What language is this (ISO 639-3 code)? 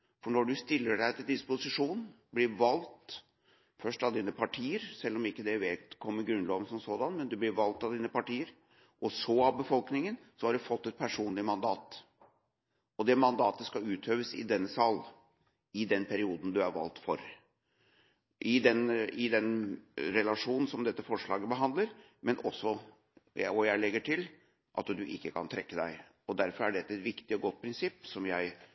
nob